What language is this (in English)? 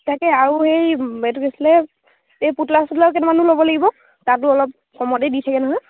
Assamese